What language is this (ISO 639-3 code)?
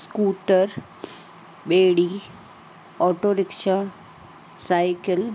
snd